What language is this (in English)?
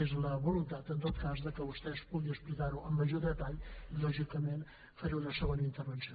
Catalan